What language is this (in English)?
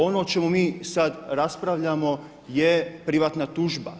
Croatian